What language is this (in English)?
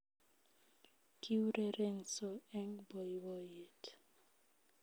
Kalenjin